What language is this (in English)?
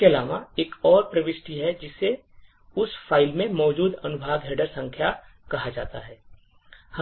Hindi